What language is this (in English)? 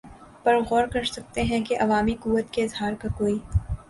Urdu